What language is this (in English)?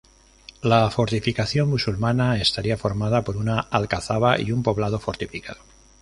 Spanish